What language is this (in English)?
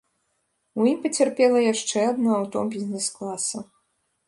Belarusian